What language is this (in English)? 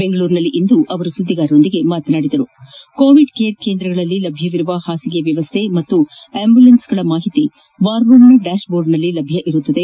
Kannada